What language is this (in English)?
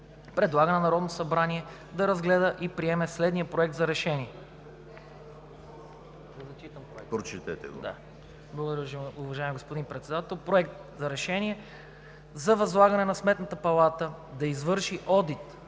Bulgarian